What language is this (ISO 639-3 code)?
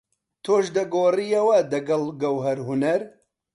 ckb